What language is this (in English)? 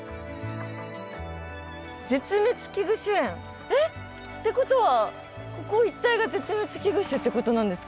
Japanese